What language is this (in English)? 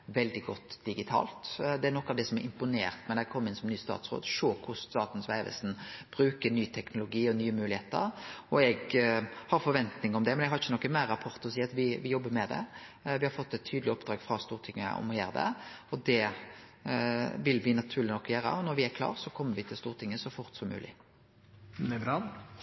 Norwegian Nynorsk